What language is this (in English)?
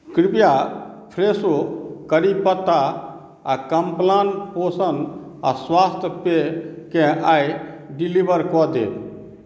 Maithili